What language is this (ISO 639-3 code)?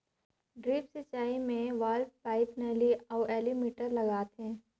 hne